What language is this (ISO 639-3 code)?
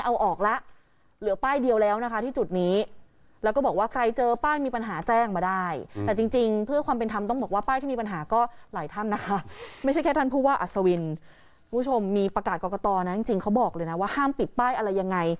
tha